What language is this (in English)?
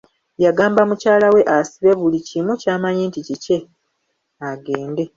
Ganda